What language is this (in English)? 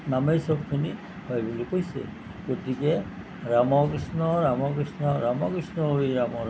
Assamese